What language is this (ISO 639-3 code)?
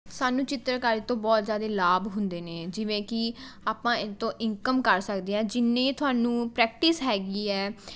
pan